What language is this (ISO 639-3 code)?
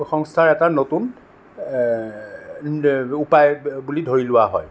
asm